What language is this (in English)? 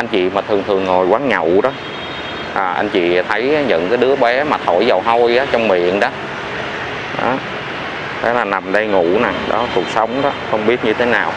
Vietnamese